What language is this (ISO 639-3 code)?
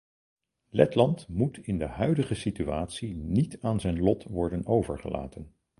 nld